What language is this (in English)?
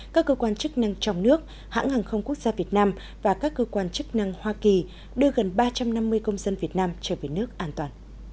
Vietnamese